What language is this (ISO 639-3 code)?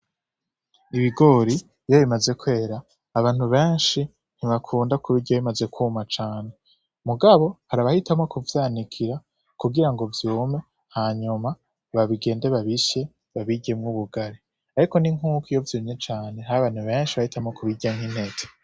run